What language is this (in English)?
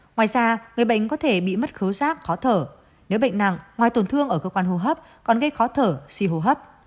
Vietnamese